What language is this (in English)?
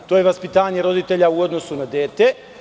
Serbian